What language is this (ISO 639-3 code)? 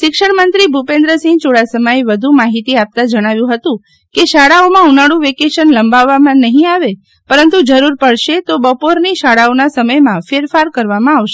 guj